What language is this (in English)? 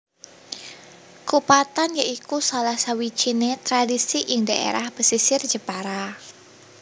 Javanese